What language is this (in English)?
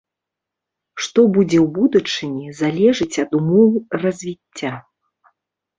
Belarusian